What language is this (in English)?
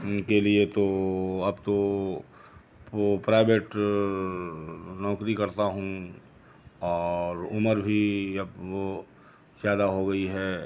Hindi